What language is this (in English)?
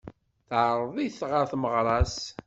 Kabyle